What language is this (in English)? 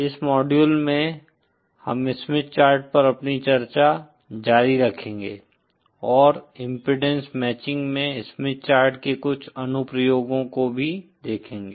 Hindi